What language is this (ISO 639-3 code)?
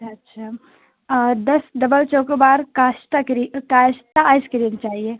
urd